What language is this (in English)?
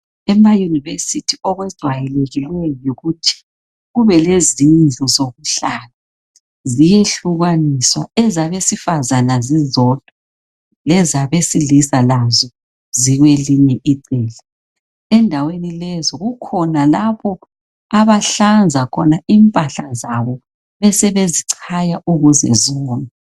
North Ndebele